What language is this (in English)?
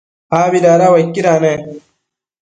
Matsés